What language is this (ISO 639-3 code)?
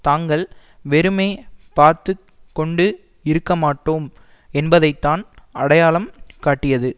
tam